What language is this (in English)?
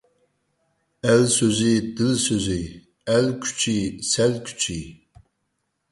Uyghur